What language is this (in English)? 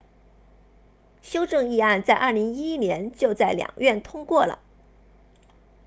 Chinese